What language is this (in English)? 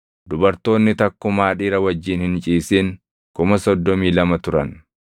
Oromo